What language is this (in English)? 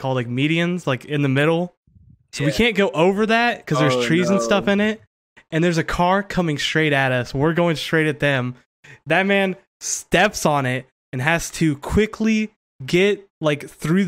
English